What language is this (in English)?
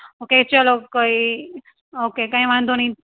Gujarati